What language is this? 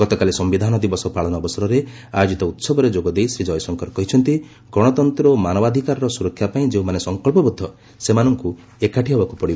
Odia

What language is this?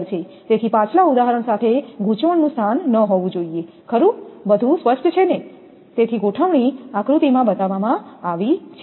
Gujarati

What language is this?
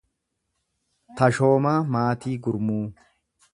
Oromo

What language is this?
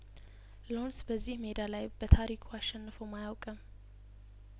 Amharic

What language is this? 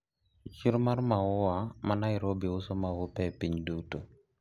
Luo (Kenya and Tanzania)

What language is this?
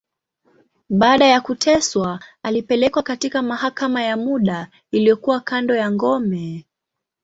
Swahili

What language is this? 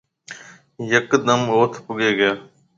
Marwari (Pakistan)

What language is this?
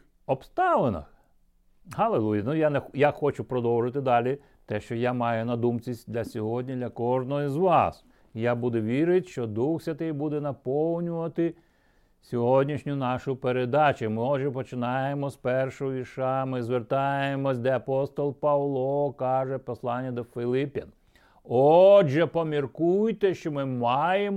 Ukrainian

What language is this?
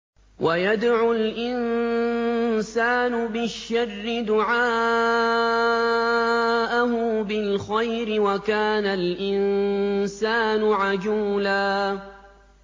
Arabic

